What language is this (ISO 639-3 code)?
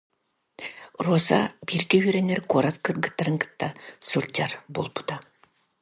sah